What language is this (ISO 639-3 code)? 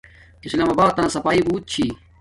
dmk